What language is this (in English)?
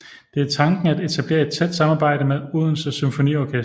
Danish